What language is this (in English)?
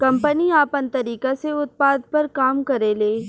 Bhojpuri